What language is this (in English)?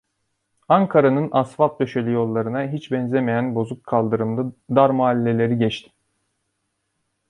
Turkish